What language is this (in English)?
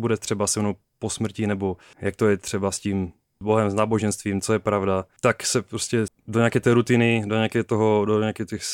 Czech